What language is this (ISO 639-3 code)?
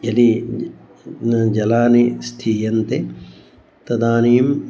san